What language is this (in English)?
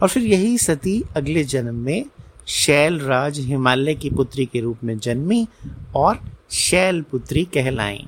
Hindi